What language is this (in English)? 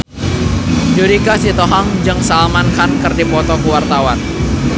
Sundanese